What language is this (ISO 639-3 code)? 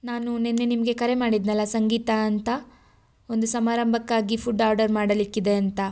kan